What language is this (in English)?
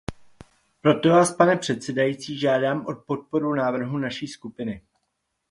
Czech